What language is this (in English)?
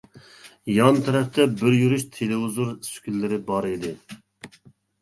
Uyghur